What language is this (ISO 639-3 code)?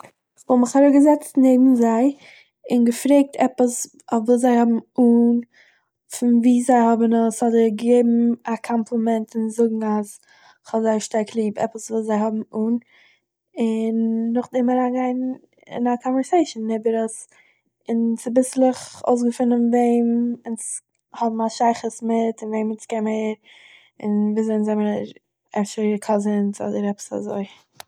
yid